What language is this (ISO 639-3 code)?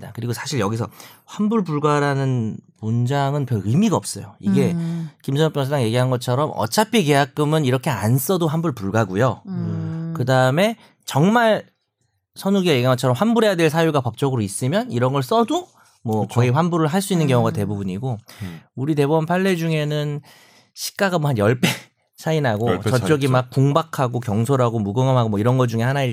kor